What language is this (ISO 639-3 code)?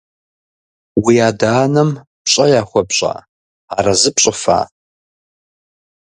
kbd